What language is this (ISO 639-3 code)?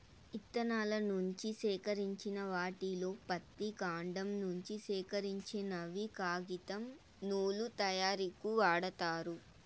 tel